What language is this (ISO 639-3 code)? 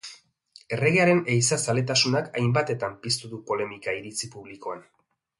eus